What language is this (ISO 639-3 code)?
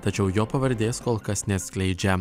lit